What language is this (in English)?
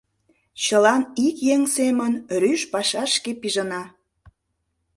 Mari